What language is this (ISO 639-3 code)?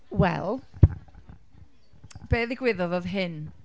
cym